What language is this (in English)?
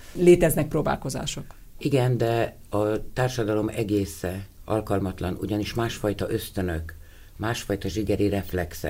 Hungarian